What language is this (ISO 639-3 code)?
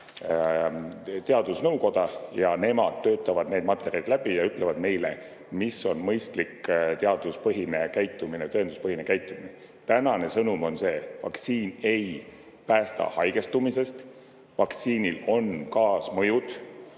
est